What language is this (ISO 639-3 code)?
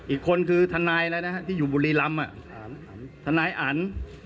tha